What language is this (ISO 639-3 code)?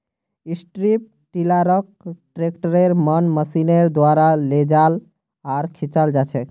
mag